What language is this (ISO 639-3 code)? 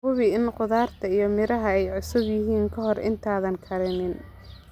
som